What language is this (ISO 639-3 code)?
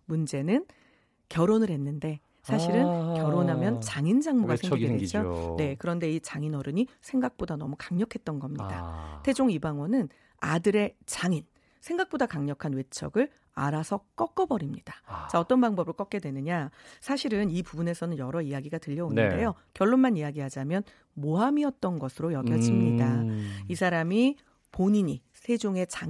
kor